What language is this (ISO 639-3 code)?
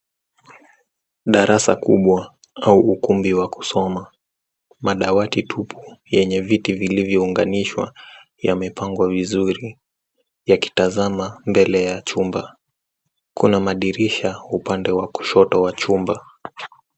swa